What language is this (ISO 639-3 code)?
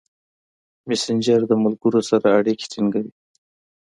pus